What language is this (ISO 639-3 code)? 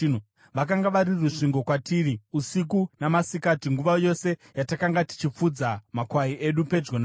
sna